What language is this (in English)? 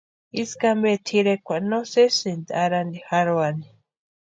Western Highland Purepecha